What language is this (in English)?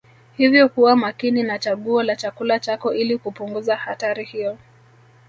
Swahili